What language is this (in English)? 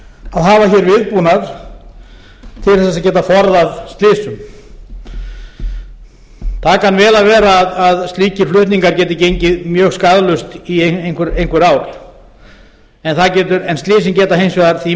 Icelandic